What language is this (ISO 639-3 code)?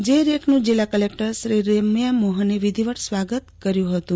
guj